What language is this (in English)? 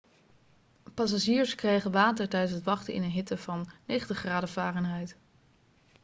Dutch